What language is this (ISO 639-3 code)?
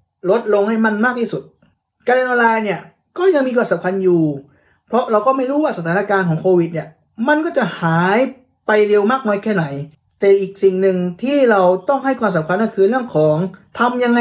tha